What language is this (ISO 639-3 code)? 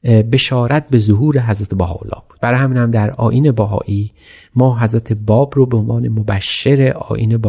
fas